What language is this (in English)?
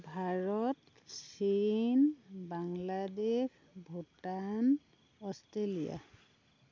Assamese